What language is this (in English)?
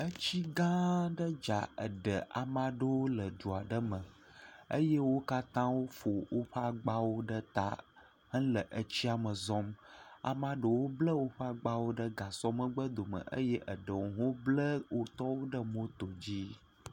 Ewe